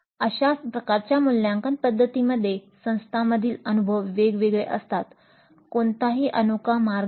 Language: Marathi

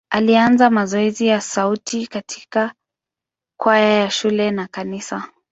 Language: Swahili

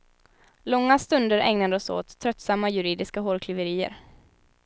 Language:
Swedish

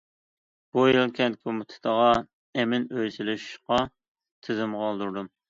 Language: Uyghur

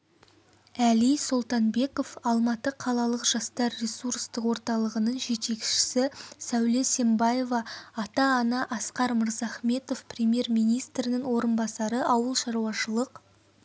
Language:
Kazakh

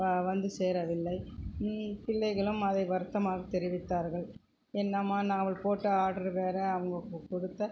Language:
Tamil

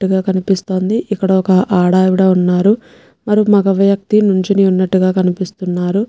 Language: Telugu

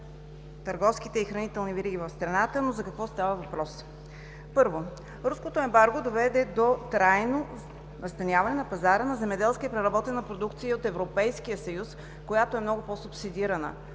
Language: Bulgarian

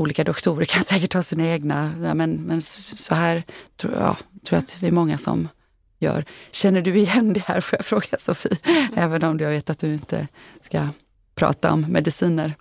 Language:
Swedish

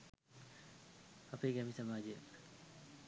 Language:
Sinhala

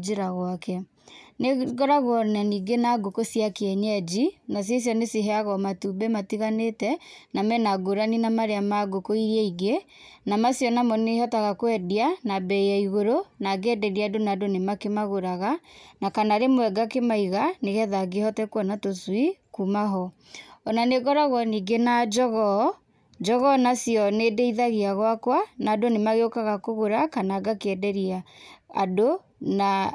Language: Kikuyu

